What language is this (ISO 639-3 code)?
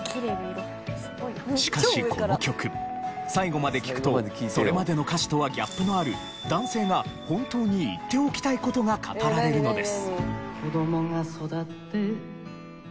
jpn